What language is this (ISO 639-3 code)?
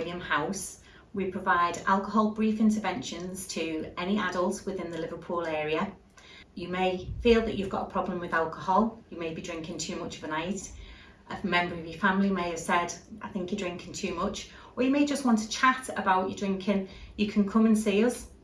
eng